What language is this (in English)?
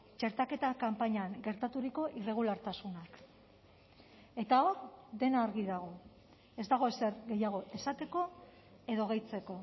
Basque